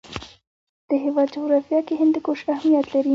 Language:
Pashto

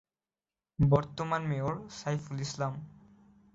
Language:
Bangla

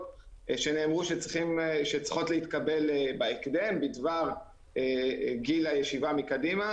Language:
Hebrew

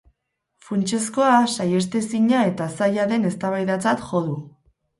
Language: Basque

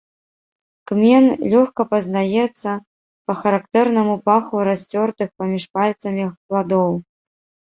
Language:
Belarusian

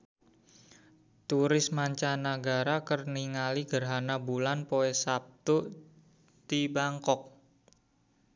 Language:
Sundanese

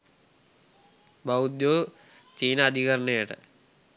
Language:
Sinhala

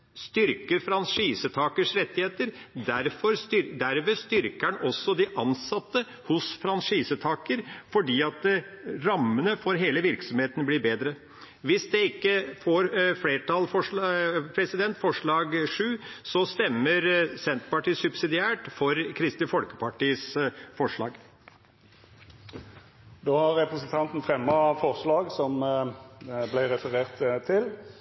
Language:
Norwegian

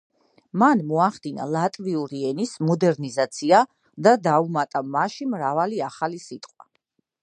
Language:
Georgian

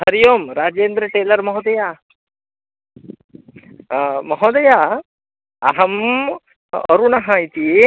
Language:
Sanskrit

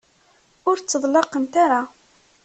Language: Kabyle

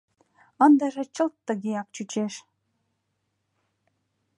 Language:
Mari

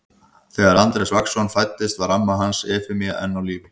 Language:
Icelandic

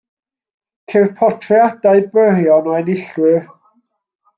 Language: Welsh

